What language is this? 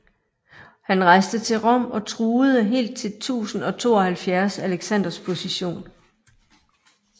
Danish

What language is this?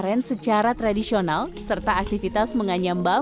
Indonesian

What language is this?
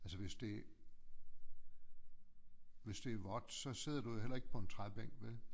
Danish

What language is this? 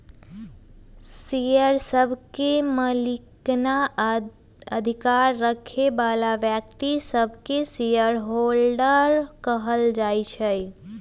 Magahi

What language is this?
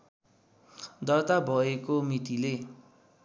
Nepali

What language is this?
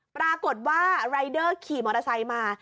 Thai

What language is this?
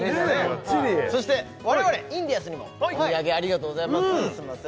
Japanese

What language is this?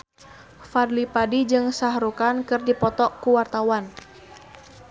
Sundanese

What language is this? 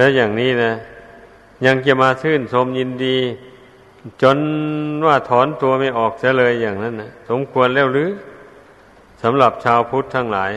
Thai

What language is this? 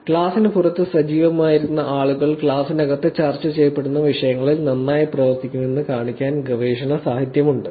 Malayalam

